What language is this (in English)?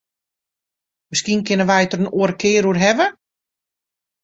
Western Frisian